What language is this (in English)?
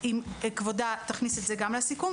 Hebrew